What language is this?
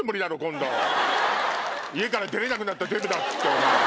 Japanese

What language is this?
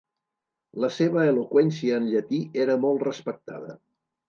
Catalan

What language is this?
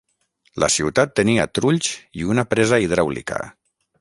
Catalan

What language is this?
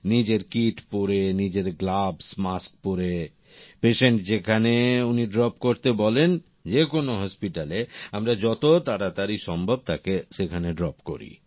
Bangla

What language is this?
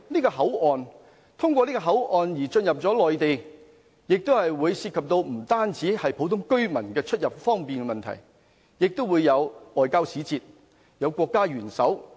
Cantonese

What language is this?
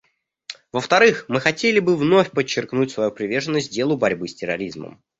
Russian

